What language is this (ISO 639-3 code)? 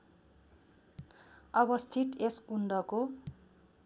nep